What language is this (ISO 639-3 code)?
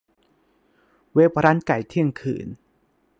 tha